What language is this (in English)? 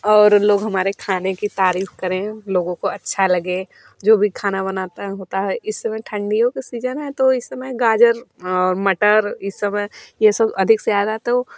Hindi